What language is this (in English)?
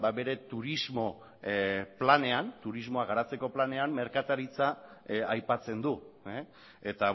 Basque